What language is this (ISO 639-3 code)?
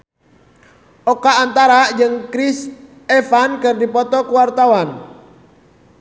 sun